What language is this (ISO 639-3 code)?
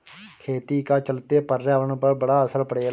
bho